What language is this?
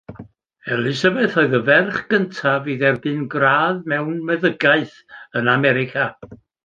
Welsh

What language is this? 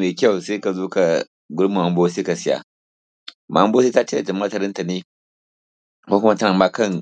Hausa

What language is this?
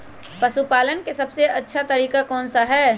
Magahi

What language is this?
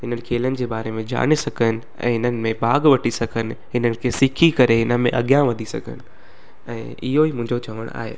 Sindhi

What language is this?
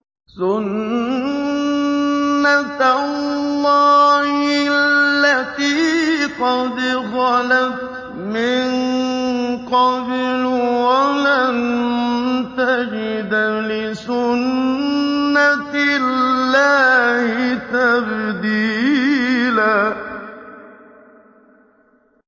Arabic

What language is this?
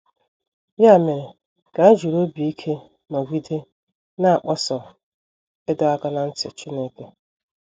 Igbo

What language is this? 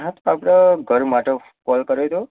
Gujarati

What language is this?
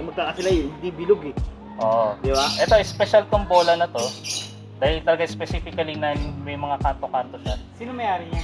Filipino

